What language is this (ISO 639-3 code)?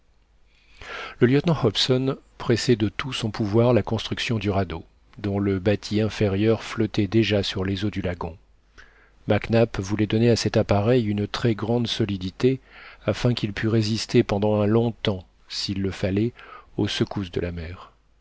fra